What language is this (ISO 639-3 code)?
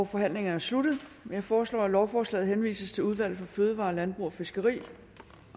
dan